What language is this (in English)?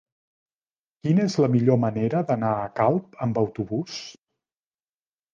Catalan